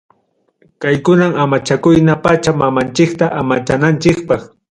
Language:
Ayacucho Quechua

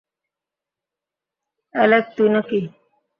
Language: Bangla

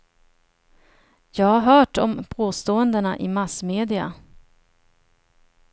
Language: Swedish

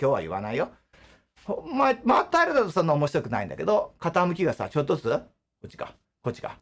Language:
Japanese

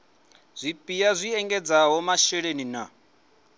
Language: Venda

